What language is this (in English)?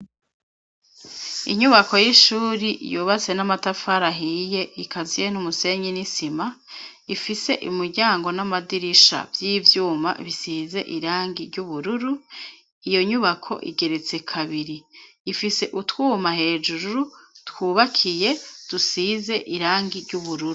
Rundi